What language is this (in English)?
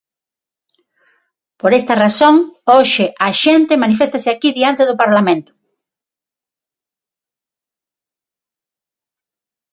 Galician